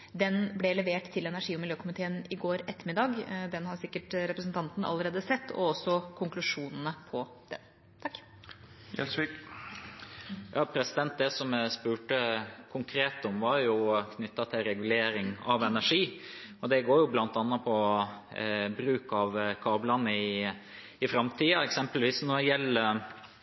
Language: Norwegian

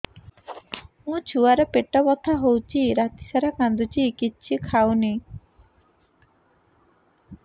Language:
Odia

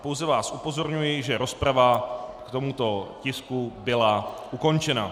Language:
Czech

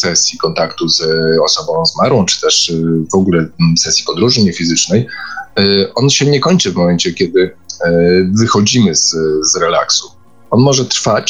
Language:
Polish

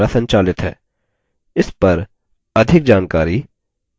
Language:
Hindi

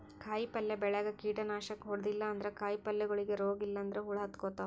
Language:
Kannada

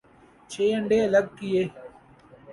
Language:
Urdu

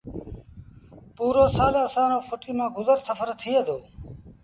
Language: Sindhi Bhil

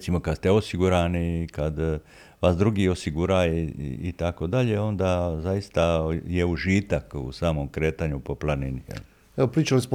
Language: Croatian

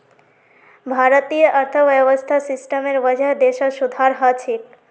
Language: Magahi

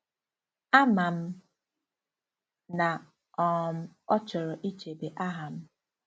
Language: Igbo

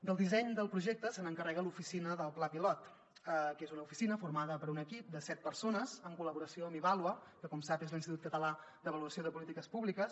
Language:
Catalan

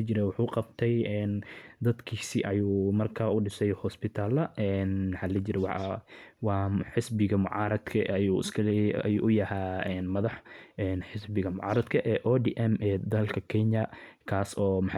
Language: Somali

